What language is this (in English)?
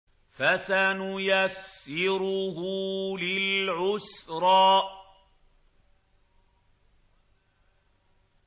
Arabic